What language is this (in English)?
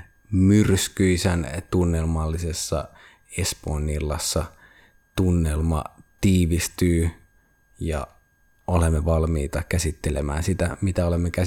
Finnish